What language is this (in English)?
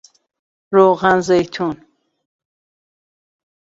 Persian